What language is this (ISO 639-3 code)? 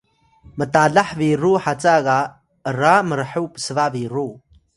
tay